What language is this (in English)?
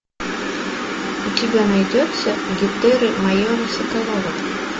Russian